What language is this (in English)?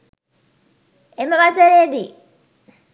Sinhala